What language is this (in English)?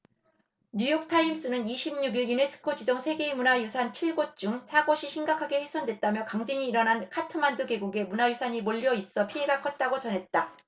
Korean